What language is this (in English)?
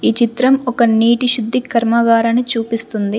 Telugu